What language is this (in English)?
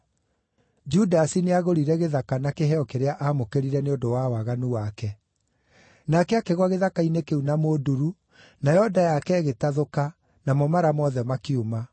Kikuyu